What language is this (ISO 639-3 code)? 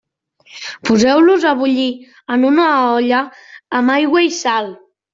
cat